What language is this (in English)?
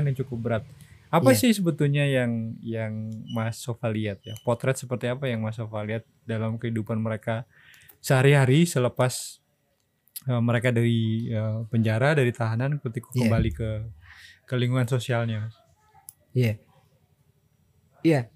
Indonesian